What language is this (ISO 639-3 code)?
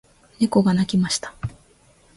jpn